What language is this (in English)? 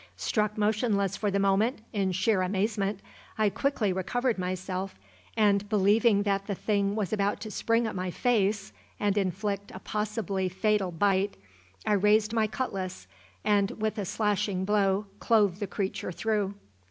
English